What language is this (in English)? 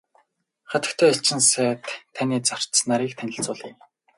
Mongolian